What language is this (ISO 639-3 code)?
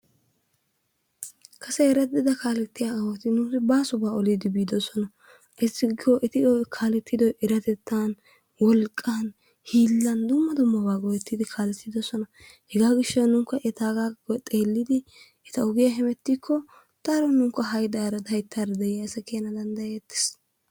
wal